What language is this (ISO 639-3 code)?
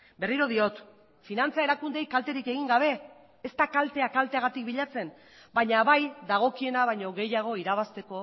eus